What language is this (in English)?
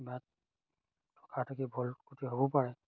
Assamese